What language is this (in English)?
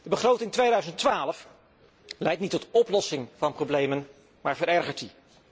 Dutch